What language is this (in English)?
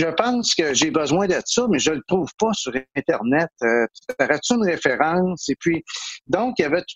French